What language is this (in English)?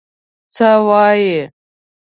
Pashto